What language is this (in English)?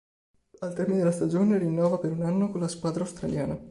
Italian